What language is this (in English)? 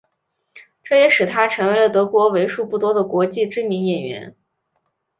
Chinese